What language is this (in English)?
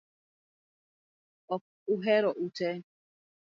Luo (Kenya and Tanzania)